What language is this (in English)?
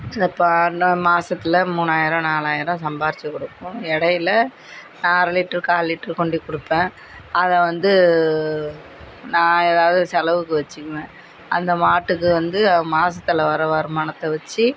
Tamil